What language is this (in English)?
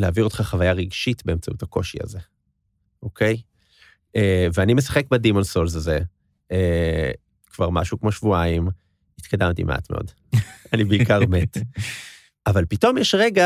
Hebrew